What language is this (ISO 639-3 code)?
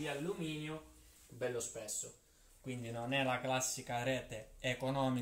ita